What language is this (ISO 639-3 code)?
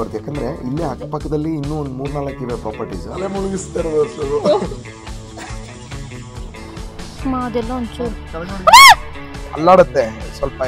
kan